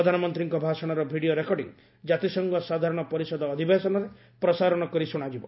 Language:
Odia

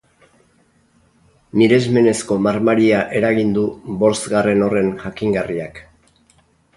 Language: Basque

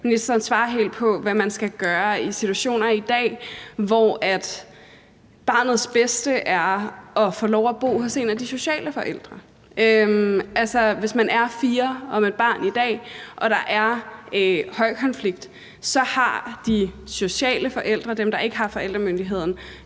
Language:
Danish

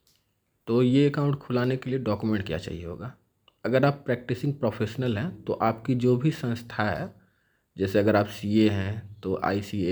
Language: Hindi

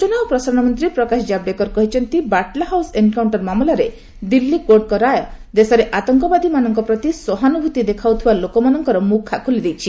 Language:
Odia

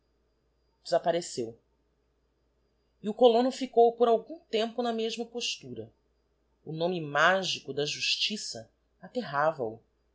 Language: Portuguese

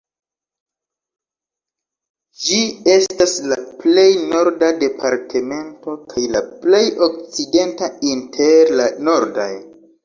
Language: Esperanto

